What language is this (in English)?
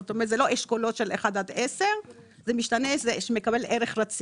Hebrew